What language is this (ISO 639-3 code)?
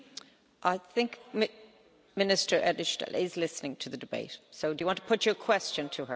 eng